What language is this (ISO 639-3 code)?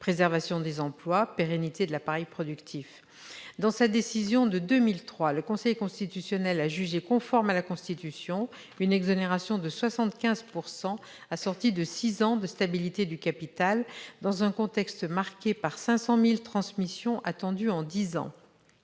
fra